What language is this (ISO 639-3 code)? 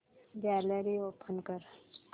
mar